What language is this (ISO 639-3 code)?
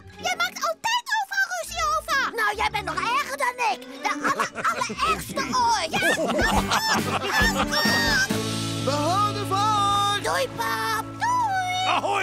nld